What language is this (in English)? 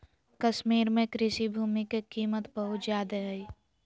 Magahi